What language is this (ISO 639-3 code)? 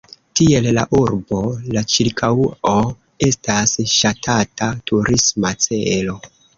epo